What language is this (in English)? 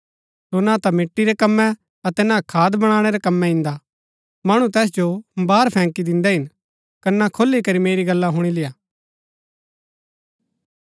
Gaddi